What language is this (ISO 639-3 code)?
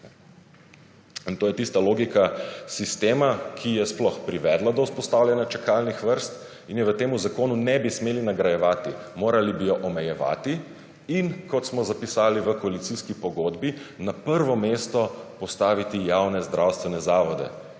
slv